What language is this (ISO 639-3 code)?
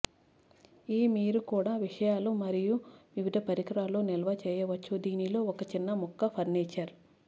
tel